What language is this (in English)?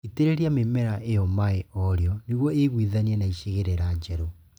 Kikuyu